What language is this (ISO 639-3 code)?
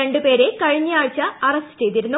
mal